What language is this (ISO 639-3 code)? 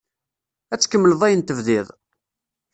kab